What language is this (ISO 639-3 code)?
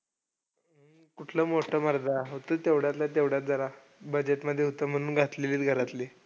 mar